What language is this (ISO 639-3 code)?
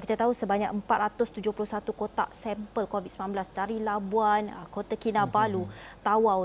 msa